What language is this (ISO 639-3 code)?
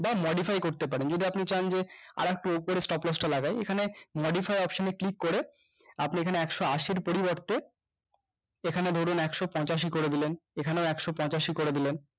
ben